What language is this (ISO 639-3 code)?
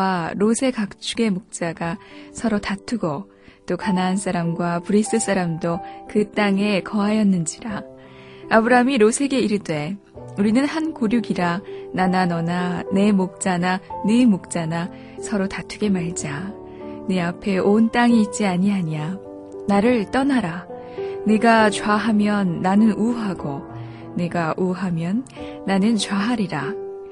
kor